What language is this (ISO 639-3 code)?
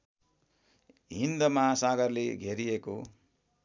nep